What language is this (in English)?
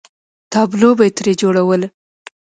Pashto